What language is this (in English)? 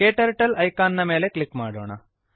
Kannada